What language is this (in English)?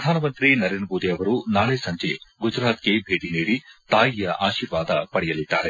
Kannada